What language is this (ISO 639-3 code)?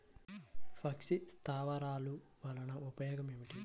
tel